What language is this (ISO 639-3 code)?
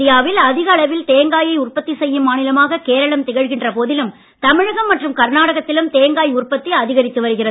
tam